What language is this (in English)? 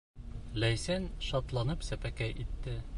Bashkir